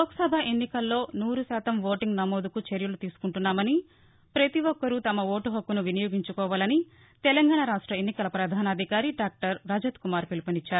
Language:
Telugu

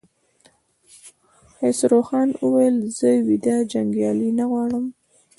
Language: Pashto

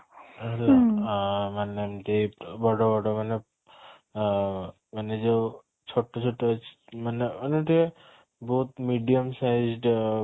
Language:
Odia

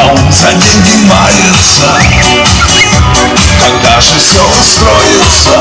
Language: Ukrainian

